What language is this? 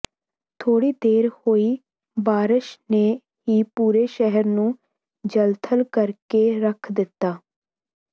Punjabi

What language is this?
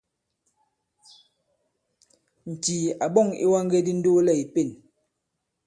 Bankon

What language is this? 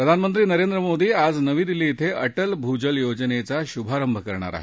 Marathi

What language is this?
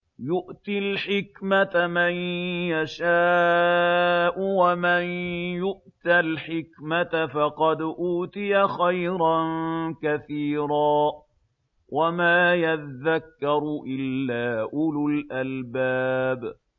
Arabic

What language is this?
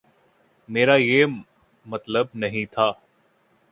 Urdu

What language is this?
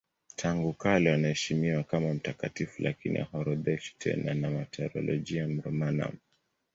Swahili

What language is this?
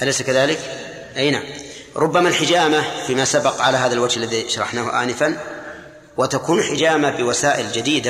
Arabic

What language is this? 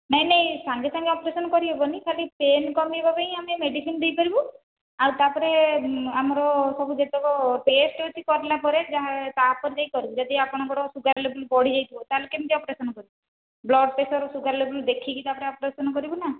Odia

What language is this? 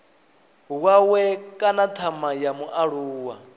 Venda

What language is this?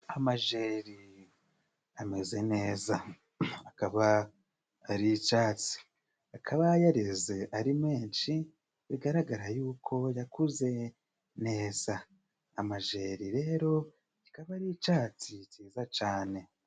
Kinyarwanda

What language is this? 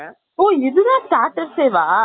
Tamil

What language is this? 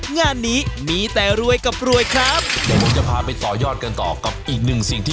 Thai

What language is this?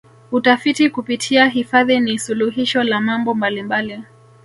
Swahili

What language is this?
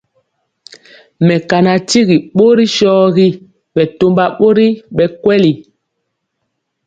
Mpiemo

